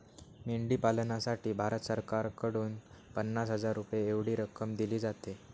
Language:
Marathi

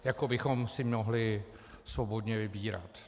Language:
Czech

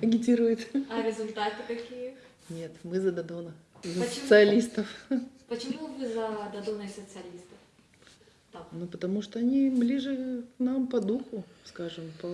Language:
Russian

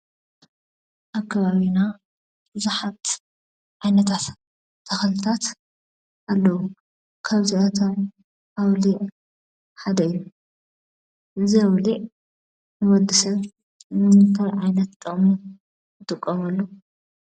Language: Tigrinya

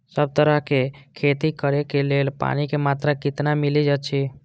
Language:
Maithili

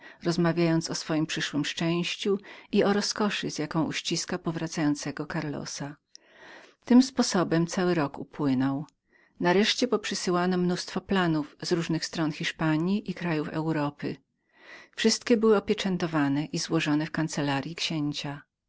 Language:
Polish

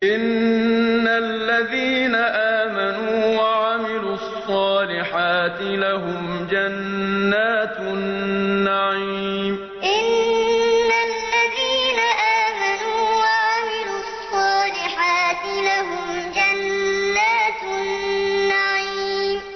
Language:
Arabic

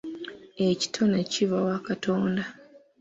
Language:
Ganda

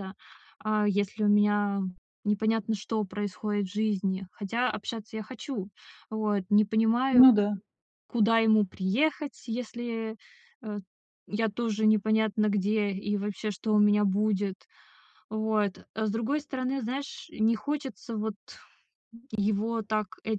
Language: Russian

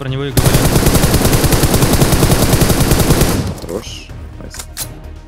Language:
Russian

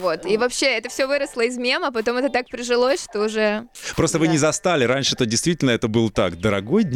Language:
Russian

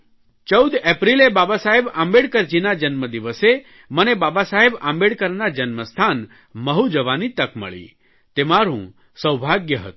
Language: Gujarati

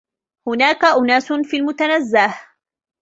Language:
Arabic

